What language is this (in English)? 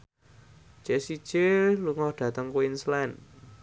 Javanese